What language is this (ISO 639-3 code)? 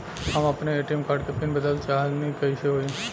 bho